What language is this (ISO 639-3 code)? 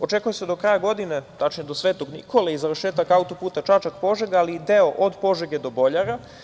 srp